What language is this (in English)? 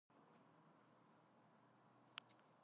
Georgian